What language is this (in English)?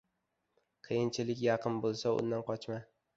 Uzbek